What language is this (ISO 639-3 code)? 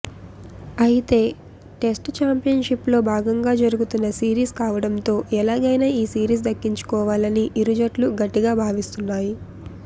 tel